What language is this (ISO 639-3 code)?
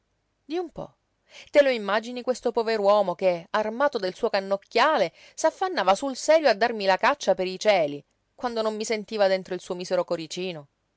ita